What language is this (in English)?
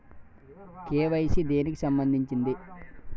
Telugu